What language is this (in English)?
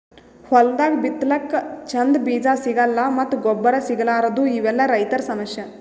Kannada